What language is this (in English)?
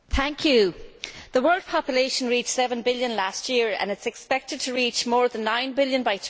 English